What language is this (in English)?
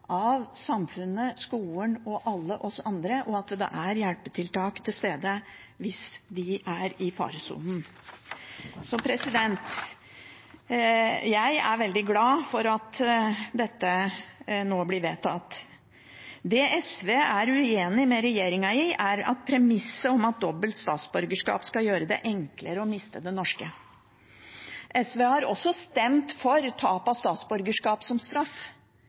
Norwegian Bokmål